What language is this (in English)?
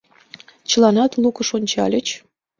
Mari